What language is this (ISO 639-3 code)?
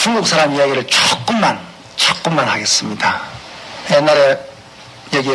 kor